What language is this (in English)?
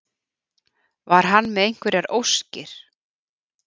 Icelandic